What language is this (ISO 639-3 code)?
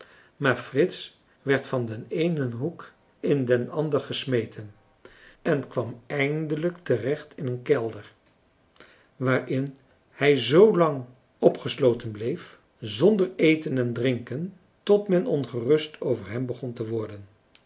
nld